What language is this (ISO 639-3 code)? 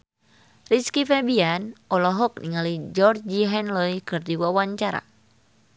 sun